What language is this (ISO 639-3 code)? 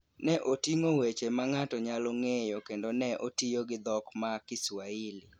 luo